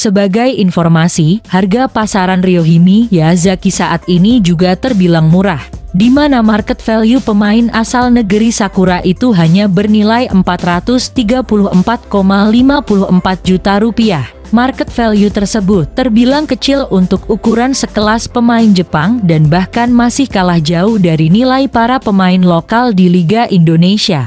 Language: Indonesian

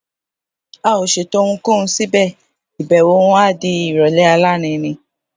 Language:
Yoruba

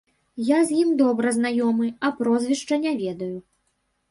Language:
Belarusian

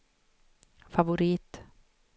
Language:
Swedish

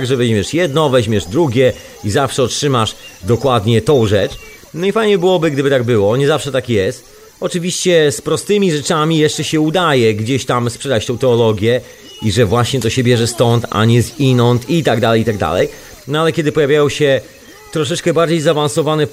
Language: Polish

